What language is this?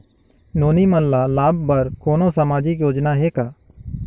Chhattisgarhi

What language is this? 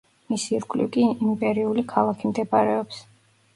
Georgian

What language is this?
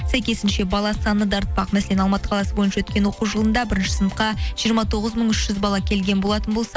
Kazakh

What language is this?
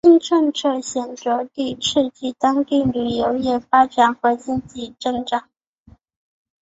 Chinese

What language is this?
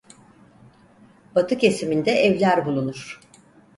Turkish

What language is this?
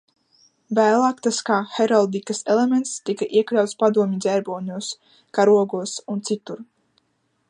Latvian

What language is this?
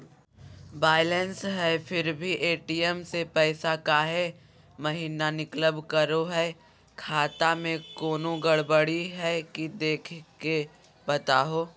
Magahi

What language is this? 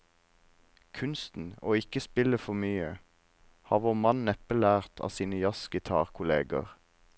Norwegian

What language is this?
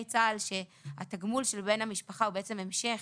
Hebrew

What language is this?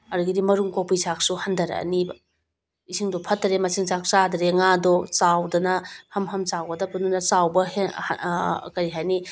Manipuri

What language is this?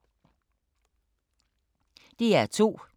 Danish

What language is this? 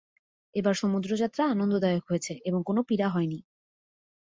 Bangla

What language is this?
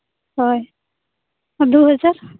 Santali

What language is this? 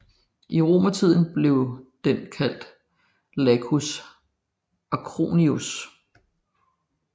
Danish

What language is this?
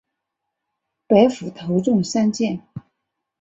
Chinese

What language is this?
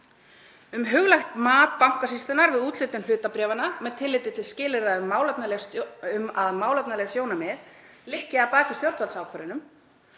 Icelandic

